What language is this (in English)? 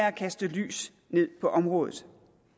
Danish